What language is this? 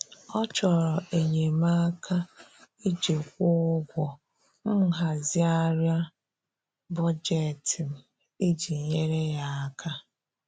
Igbo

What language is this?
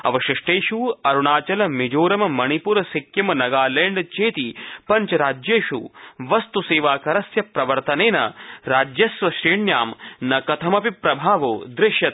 Sanskrit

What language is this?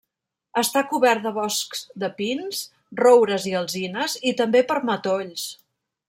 Catalan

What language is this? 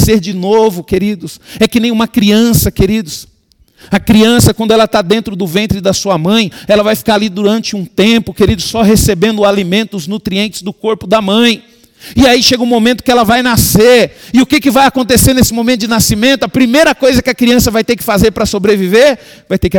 Portuguese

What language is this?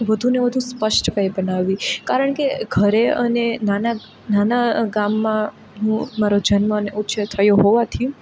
Gujarati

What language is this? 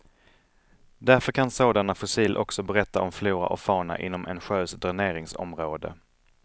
Swedish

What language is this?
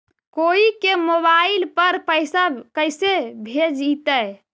Magahi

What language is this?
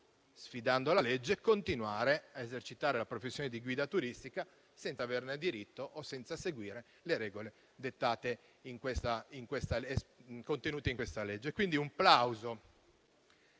Italian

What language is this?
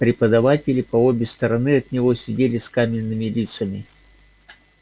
Russian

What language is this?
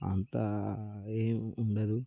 Telugu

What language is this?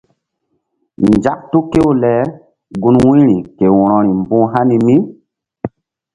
Mbum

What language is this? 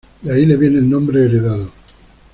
Spanish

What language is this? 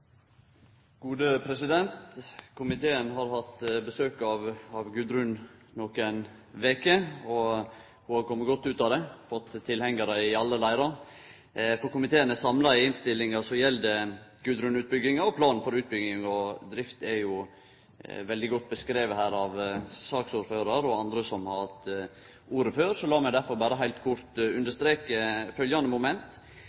Norwegian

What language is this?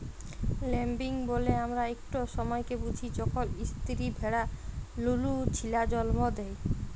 Bangla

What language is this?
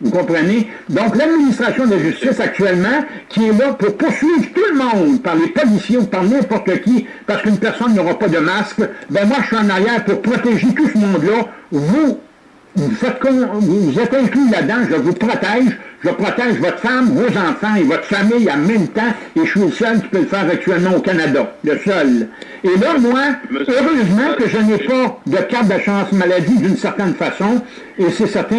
French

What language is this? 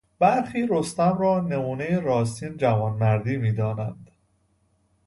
Persian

